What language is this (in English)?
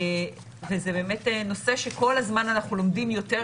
Hebrew